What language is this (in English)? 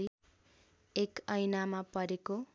Nepali